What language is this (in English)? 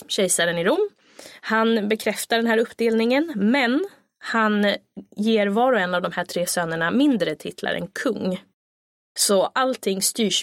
Swedish